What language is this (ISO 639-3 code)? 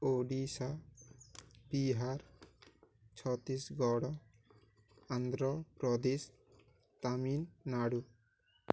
ori